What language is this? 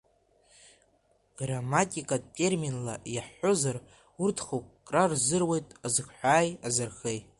Abkhazian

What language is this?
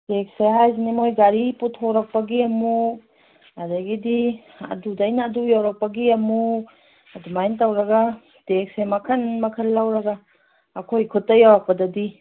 Manipuri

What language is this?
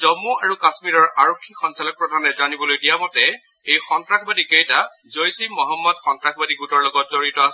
Assamese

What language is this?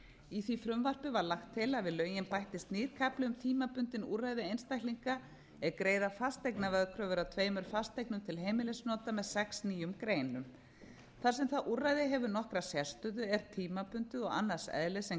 Icelandic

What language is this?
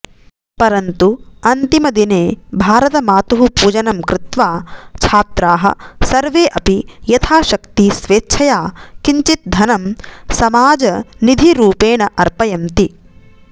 Sanskrit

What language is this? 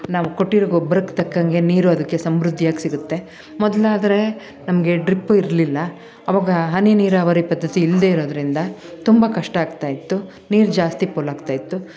Kannada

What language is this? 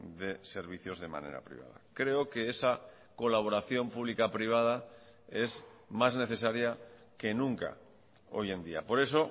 Spanish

